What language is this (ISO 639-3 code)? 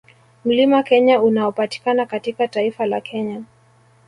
swa